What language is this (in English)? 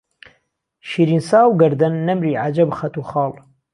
Central Kurdish